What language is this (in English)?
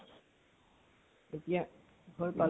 Assamese